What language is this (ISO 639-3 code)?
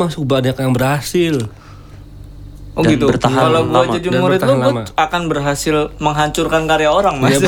ind